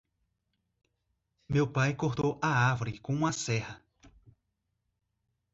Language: Portuguese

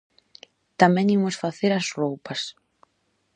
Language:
Galician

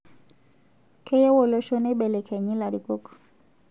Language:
Masai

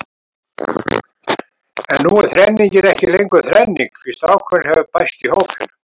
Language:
Icelandic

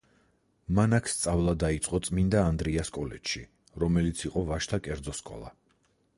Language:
Georgian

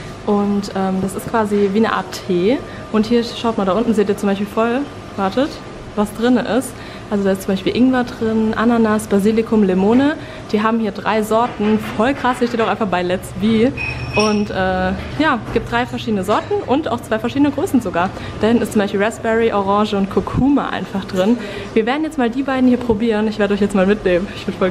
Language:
German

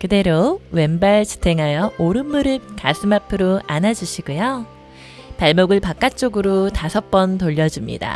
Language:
Korean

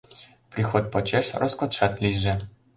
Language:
Mari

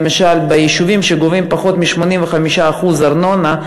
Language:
Hebrew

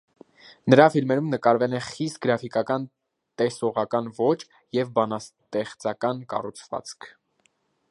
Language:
Armenian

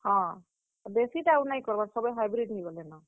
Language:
Odia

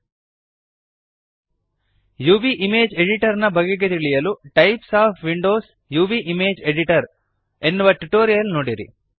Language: Kannada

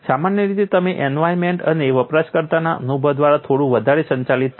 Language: Gujarati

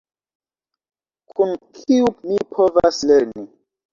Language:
Esperanto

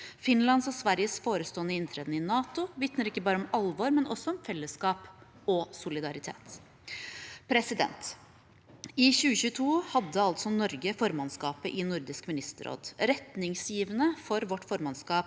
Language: Norwegian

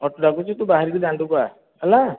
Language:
Odia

